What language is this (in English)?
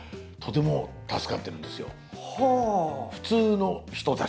Japanese